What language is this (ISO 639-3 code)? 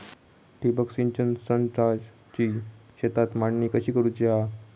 mar